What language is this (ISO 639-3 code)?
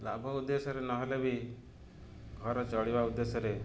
ori